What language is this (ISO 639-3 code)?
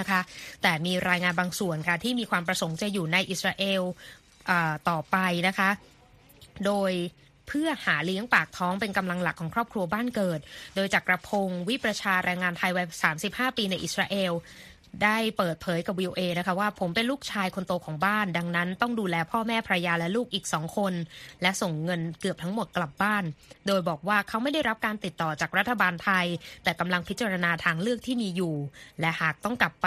tha